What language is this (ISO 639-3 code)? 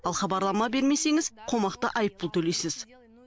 kaz